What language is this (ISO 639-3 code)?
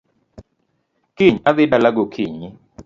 luo